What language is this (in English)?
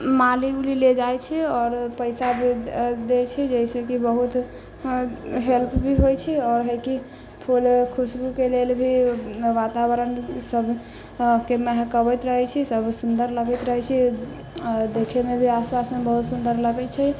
Maithili